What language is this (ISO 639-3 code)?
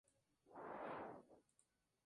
spa